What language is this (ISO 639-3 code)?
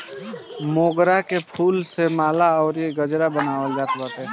bho